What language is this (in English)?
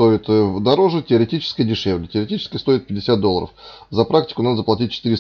Russian